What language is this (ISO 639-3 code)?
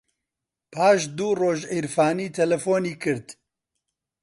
ckb